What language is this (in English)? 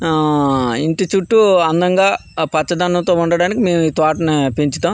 Telugu